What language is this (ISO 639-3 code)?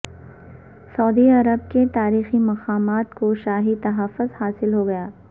urd